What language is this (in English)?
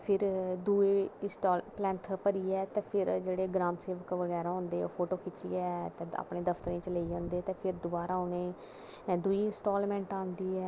Dogri